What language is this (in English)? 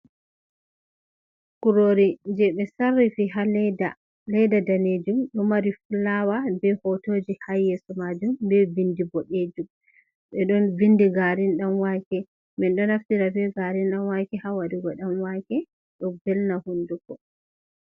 Fula